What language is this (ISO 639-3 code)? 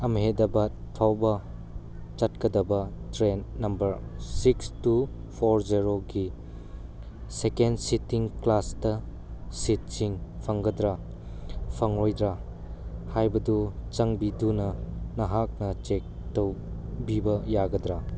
mni